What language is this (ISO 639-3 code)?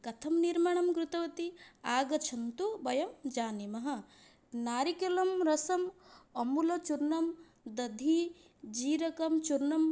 san